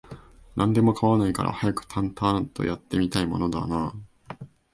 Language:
Japanese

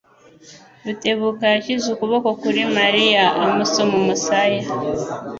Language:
Kinyarwanda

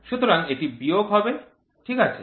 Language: Bangla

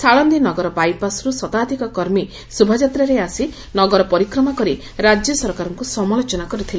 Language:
Odia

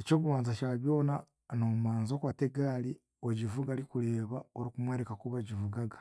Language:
Chiga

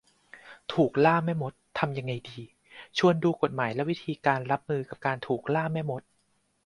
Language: Thai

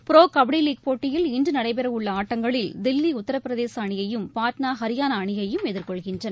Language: Tamil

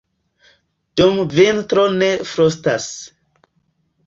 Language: Esperanto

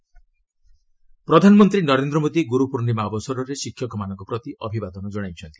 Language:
Odia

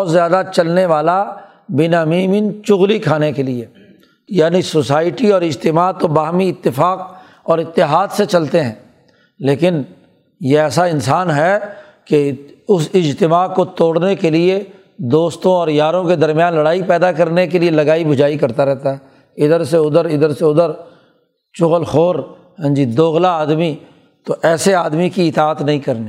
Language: Urdu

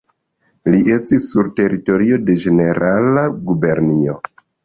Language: Esperanto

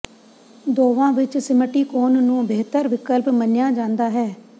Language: Punjabi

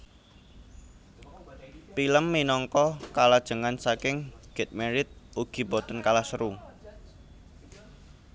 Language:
Javanese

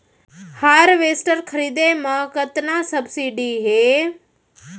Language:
Chhattisgarhi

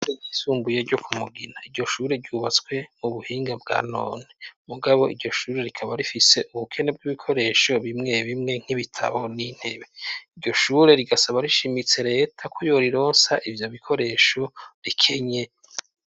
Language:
Rundi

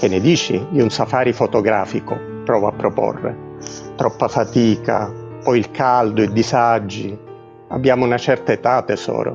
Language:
Italian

